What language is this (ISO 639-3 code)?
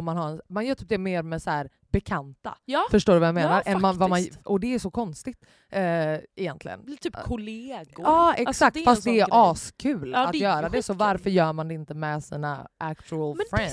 swe